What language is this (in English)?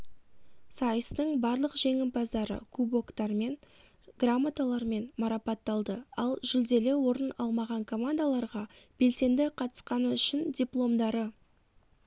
Kazakh